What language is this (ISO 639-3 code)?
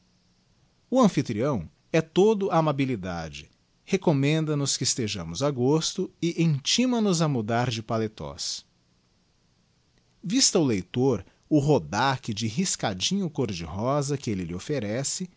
por